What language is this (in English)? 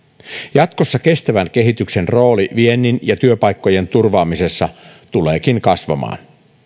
Finnish